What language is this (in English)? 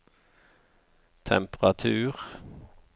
Norwegian